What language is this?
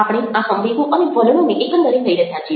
Gujarati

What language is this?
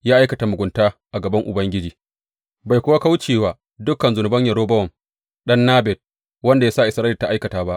Hausa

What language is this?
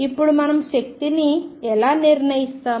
Telugu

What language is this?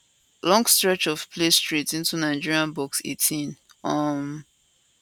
Nigerian Pidgin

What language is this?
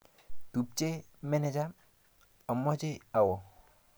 Kalenjin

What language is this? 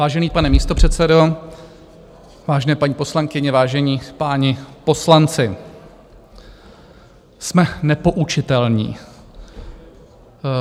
Czech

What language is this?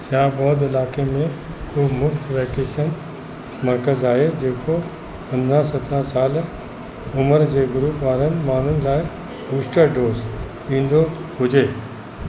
Sindhi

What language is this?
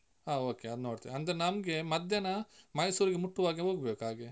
Kannada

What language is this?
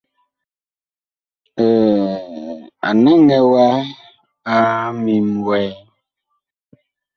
Bakoko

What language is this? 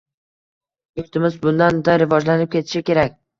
Uzbek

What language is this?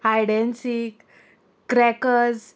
Konkani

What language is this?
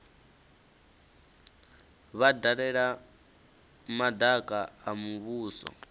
Venda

